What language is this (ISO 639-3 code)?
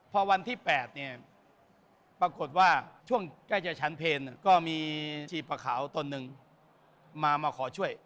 tha